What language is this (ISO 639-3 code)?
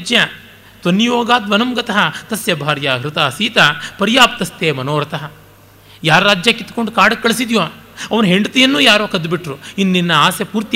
kan